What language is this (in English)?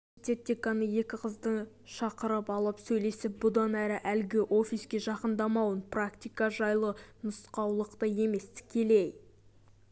Kazakh